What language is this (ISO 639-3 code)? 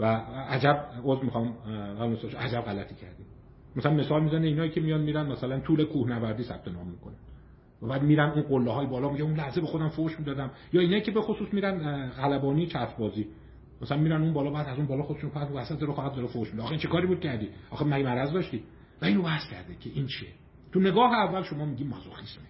fas